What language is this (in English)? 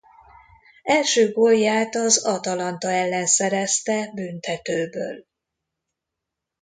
Hungarian